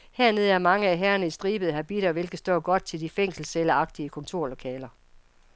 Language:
Danish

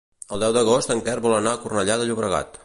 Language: Catalan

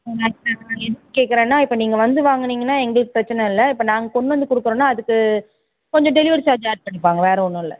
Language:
Tamil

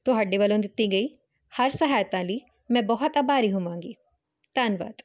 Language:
Punjabi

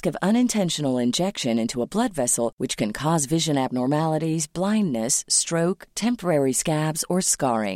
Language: Filipino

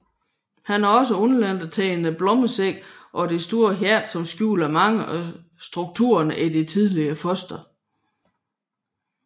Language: Danish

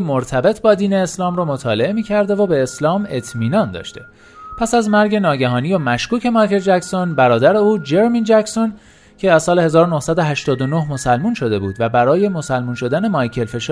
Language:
Persian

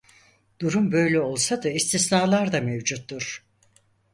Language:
Turkish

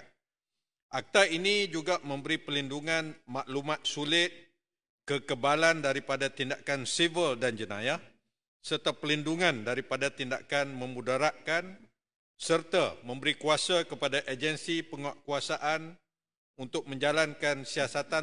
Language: Malay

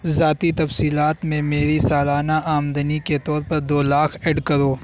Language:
Urdu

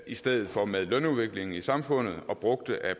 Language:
Danish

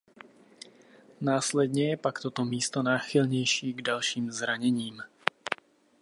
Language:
Czech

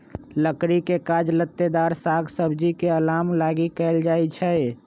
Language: Magahi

